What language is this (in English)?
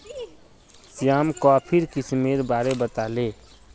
Magahi